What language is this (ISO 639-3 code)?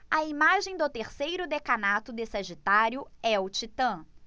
por